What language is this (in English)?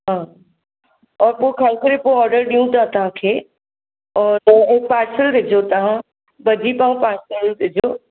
Sindhi